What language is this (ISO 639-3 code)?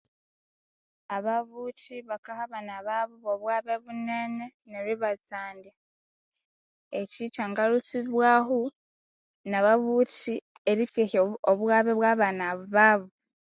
koo